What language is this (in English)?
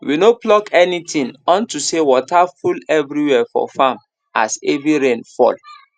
Nigerian Pidgin